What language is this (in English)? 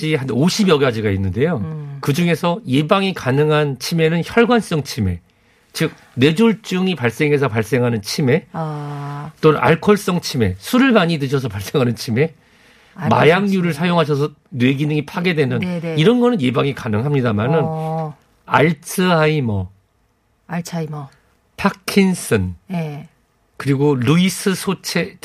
Korean